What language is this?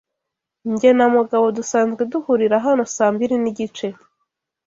Kinyarwanda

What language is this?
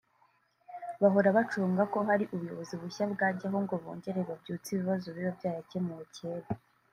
Kinyarwanda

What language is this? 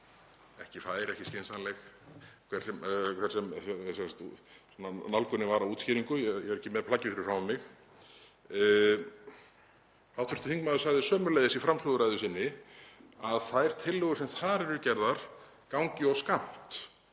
Icelandic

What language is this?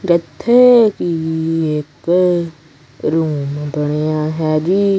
Punjabi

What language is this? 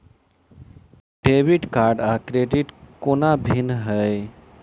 Maithili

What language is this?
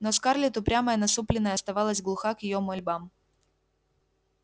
Russian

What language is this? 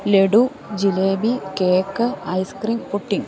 Malayalam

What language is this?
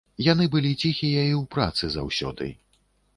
Belarusian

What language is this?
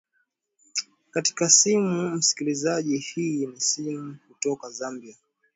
Swahili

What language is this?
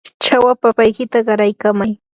Yanahuanca Pasco Quechua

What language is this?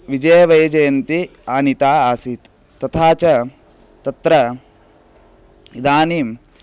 Sanskrit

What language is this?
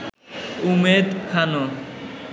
Bangla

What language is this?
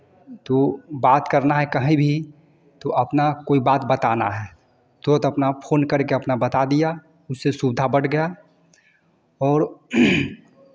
Hindi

